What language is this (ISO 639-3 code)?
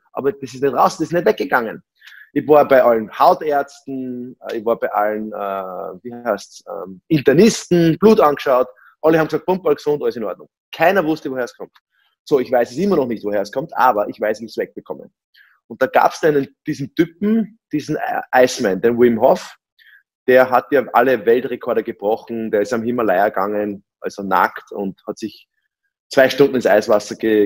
deu